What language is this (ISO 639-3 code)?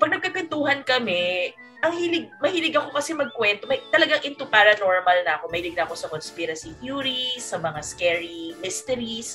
fil